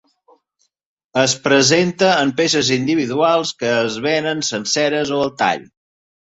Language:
Catalan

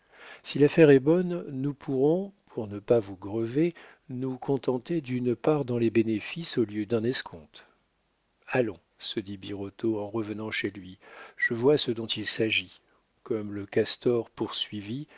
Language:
French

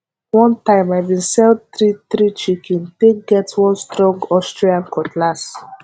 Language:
Nigerian Pidgin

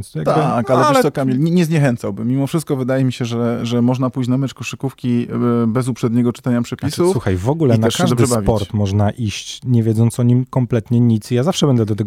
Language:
Polish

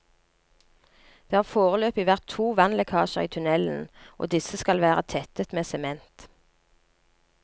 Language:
Norwegian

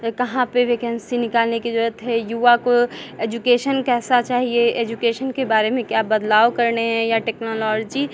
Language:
Hindi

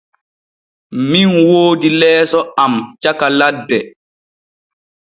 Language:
Borgu Fulfulde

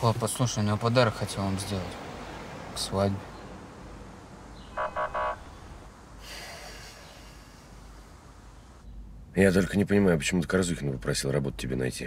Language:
Russian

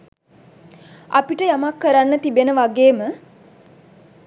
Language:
Sinhala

